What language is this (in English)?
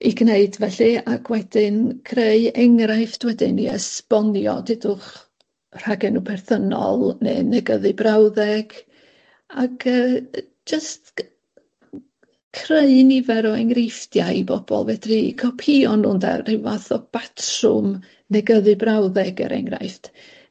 Welsh